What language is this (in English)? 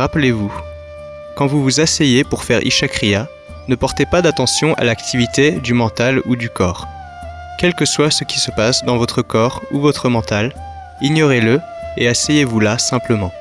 French